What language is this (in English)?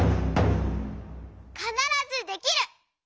Japanese